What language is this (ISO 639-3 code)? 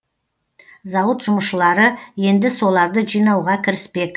kaz